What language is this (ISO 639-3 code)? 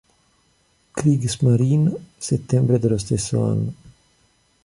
ita